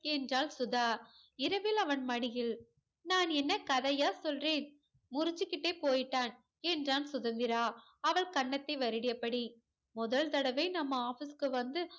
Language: Tamil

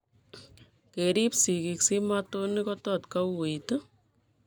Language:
Kalenjin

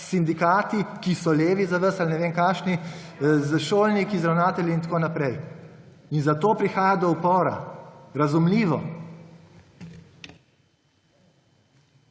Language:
Slovenian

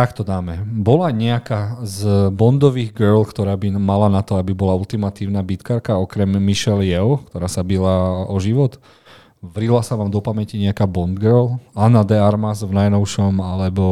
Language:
Slovak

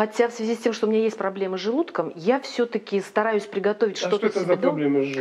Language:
Russian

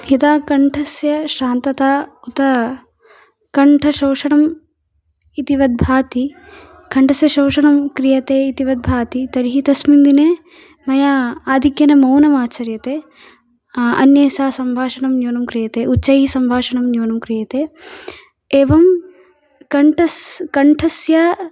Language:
Sanskrit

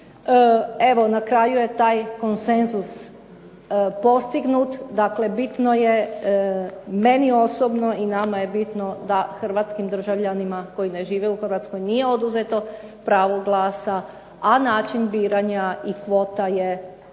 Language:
Croatian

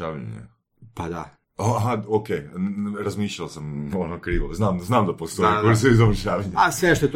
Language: Croatian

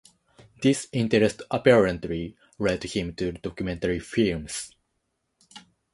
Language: English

